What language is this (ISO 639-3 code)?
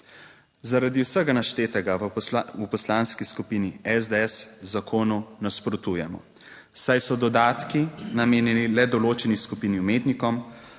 slv